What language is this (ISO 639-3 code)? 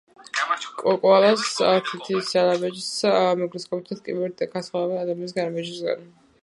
kat